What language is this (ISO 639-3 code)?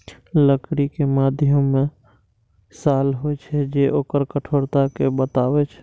mai